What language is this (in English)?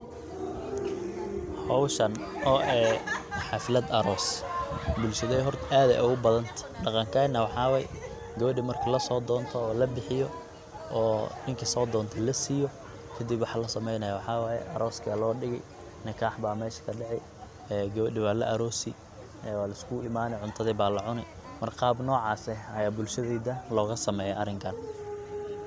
Somali